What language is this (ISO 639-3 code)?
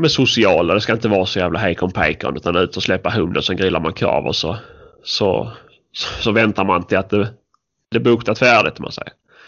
swe